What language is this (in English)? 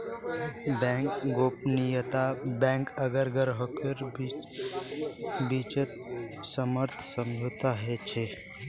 Magahi